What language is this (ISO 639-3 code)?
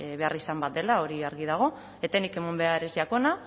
eus